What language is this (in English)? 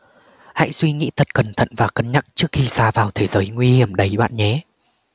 Vietnamese